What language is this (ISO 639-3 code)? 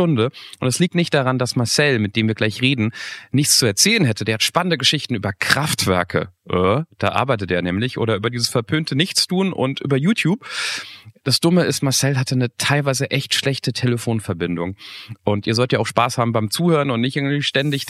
deu